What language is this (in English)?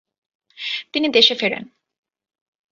Bangla